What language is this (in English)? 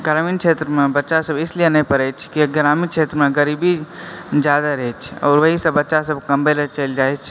Maithili